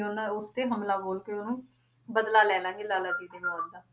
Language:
Punjabi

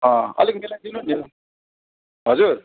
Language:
Nepali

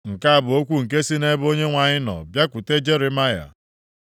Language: Igbo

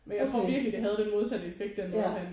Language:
Danish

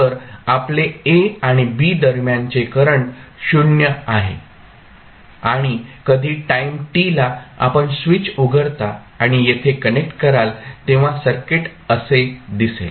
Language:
Marathi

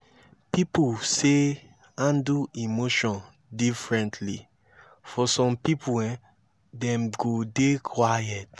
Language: Nigerian Pidgin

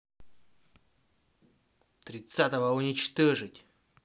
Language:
Russian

